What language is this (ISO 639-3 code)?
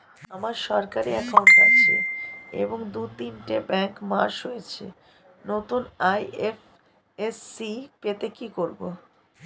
ben